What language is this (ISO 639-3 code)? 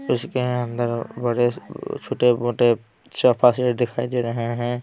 hin